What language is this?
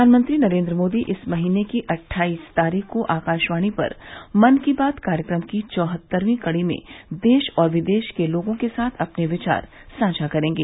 Hindi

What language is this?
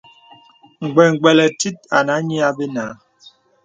Bebele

